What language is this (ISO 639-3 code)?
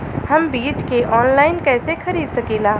bho